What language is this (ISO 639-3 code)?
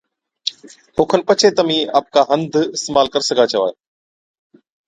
odk